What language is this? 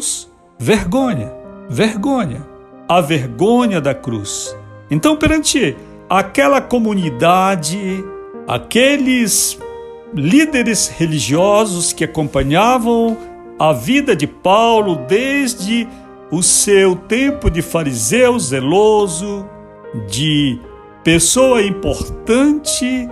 Portuguese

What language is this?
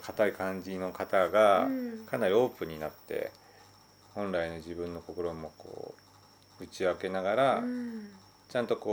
Japanese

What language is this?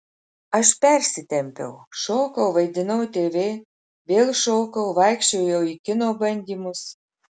Lithuanian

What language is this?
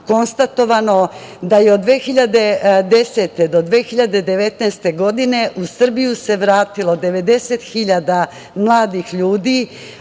Serbian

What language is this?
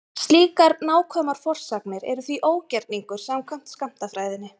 Icelandic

